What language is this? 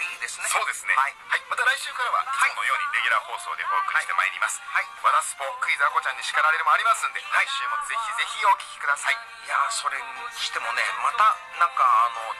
Japanese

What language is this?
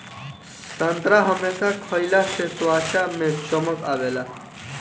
Bhojpuri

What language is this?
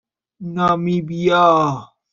Persian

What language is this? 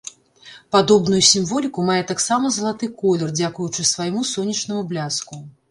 Belarusian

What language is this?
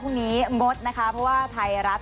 Thai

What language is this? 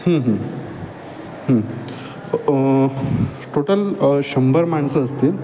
Marathi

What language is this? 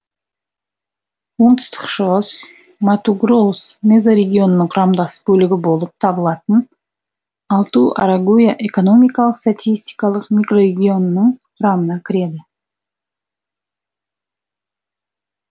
Kazakh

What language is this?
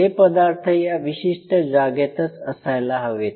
Marathi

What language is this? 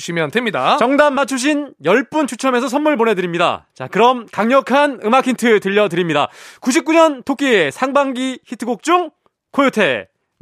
Korean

